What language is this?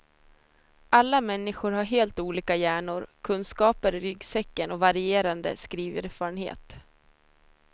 Swedish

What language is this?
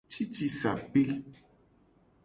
Gen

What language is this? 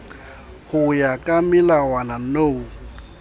Southern Sotho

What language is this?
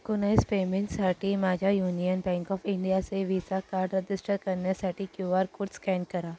Marathi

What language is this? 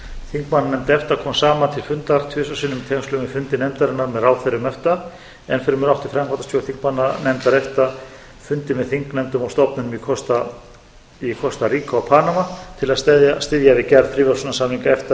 Icelandic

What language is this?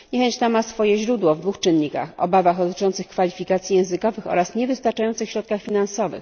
Polish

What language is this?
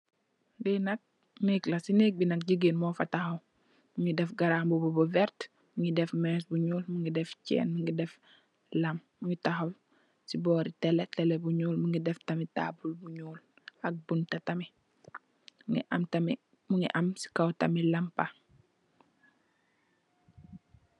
Wolof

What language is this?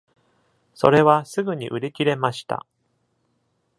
Japanese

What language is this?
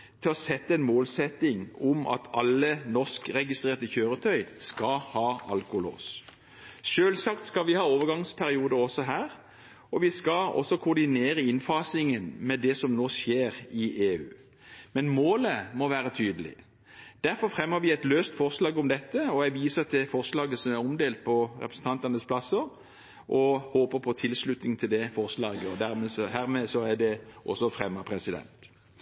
Norwegian Bokmål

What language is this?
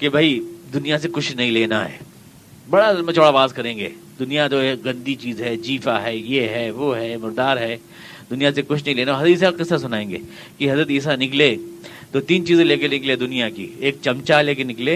Urdu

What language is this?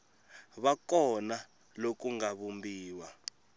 Tsonga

